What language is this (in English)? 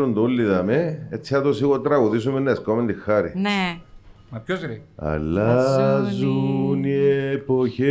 Greek